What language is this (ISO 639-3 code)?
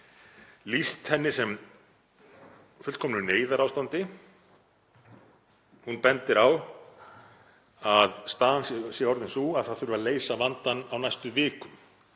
isl